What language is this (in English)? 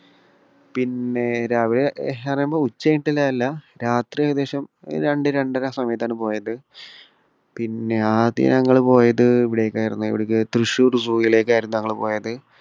Malayalam